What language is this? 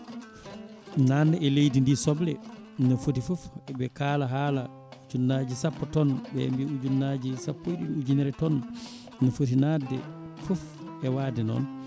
Fula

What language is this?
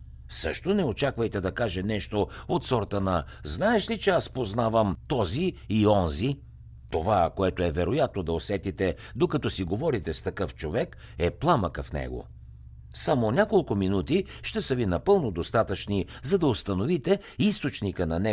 Bulgarian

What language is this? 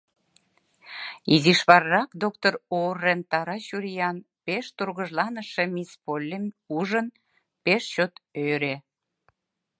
Mari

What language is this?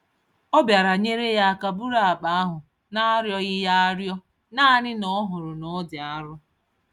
Igbo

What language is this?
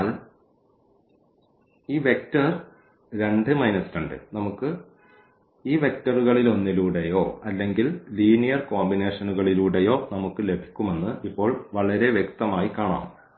Malayalam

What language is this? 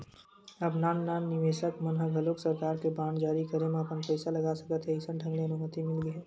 Chhattisgarhi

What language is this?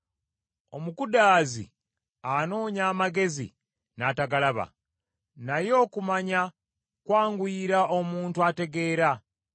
Ganda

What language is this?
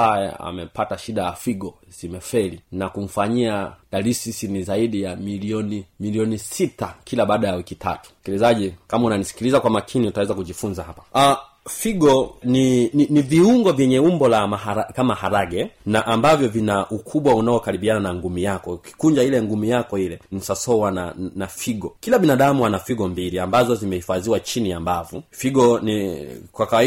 Swahili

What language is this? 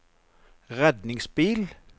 Norwegian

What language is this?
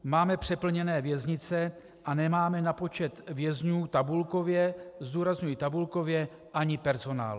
Czech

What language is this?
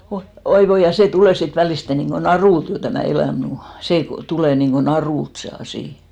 Finnish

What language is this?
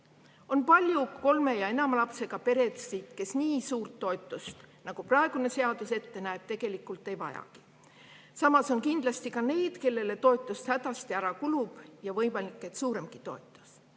Estonian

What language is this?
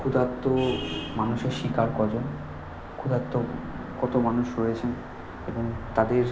Bangla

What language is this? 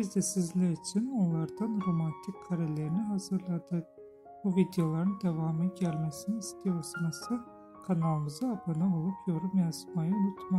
Turkish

